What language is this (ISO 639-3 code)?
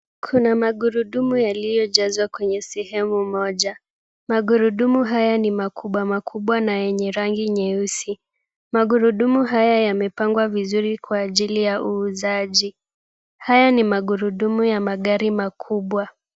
swa